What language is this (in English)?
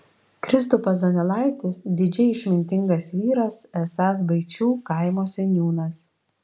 Lithuanian